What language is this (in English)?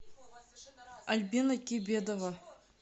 Russian